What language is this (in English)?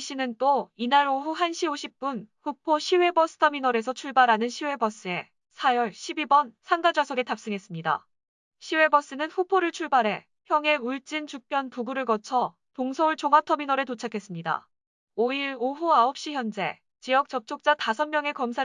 Korean